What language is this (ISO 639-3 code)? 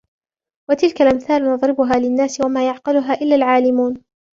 ara